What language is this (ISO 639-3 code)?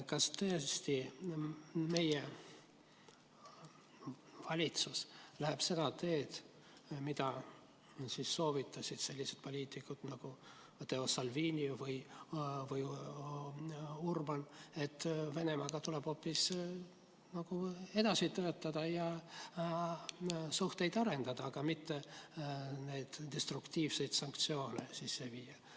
est